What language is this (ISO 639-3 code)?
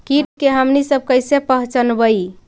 mag